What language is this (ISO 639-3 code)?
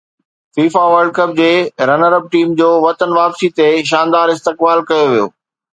snd